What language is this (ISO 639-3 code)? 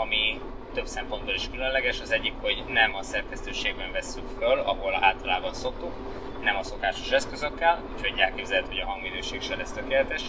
hun